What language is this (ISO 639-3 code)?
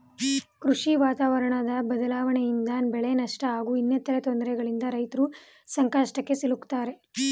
kan